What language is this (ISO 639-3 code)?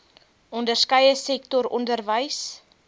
afr